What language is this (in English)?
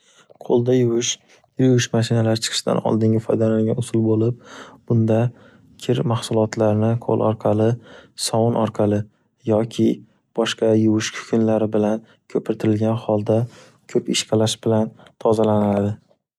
Uzbek